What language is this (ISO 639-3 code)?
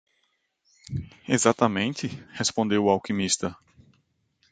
por